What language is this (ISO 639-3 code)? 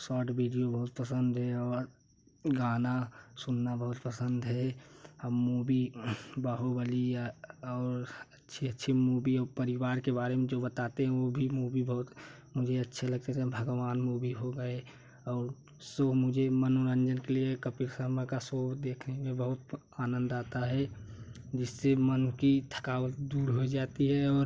hin